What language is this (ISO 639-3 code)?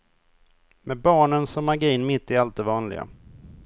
swe